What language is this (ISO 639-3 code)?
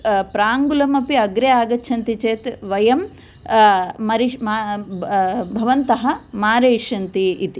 san